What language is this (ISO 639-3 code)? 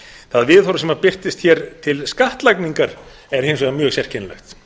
isl